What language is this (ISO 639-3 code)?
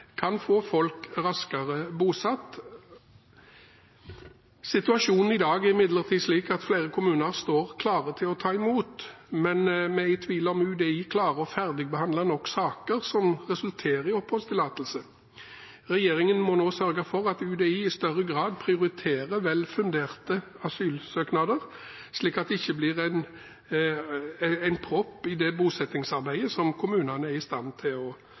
nob